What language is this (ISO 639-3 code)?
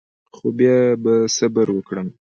pus